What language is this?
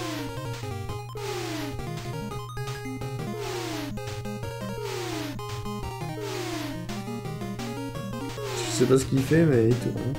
French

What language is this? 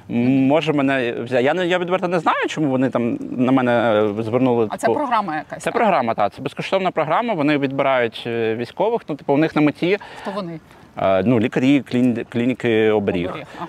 Ukrainian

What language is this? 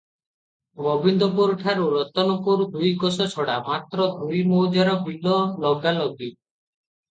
Odia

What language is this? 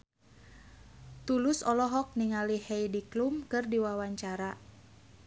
Sundanese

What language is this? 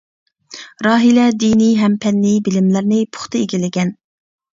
Uyghur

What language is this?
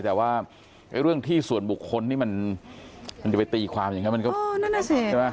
Thai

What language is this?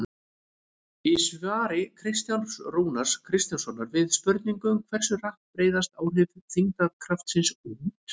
Icelandic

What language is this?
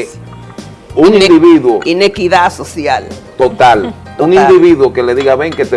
Spanish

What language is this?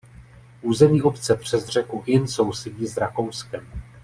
Czech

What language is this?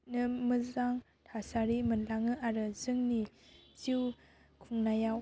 Bodo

